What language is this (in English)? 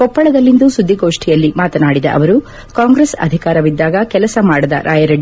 Kannada